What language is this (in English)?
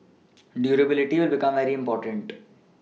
English